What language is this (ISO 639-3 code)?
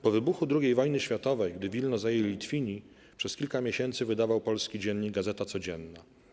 pol